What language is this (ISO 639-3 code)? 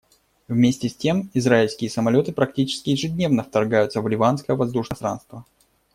rus